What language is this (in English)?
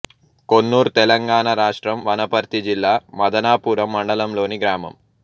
Telugu